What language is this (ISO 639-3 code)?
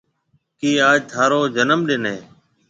mve